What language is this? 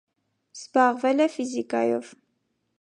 Armenian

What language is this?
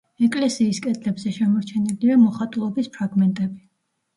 Georgian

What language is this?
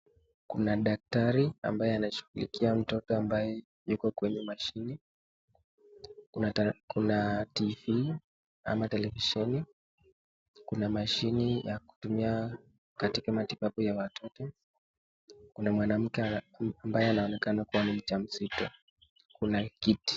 Swahili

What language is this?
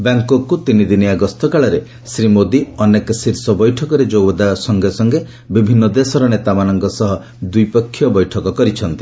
Odia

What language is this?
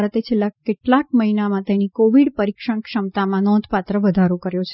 Gujarati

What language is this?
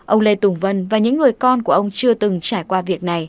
Vietnamese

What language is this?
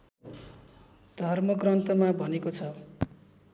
Nepali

